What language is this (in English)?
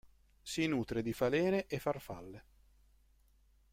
Italian